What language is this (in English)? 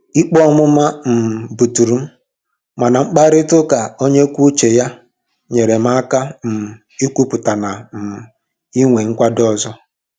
Igbo